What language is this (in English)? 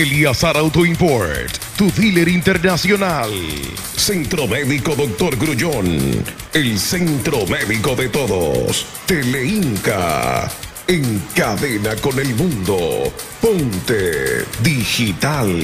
Spanish